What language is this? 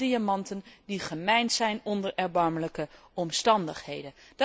Dutch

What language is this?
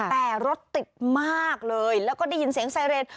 Thai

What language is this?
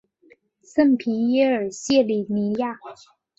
Chinese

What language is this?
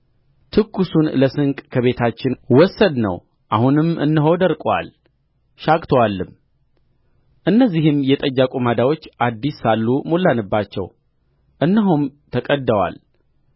Amharic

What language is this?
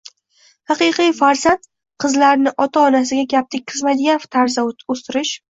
Uzbek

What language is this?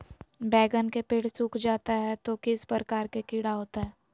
Magahi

